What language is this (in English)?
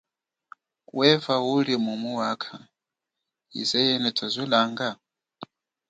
Chokwe